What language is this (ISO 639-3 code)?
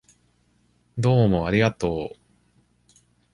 jpn